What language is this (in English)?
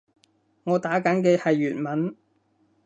Cantonese